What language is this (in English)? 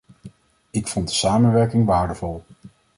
Dutch